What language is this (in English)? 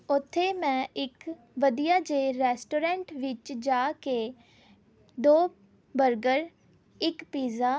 Punjabi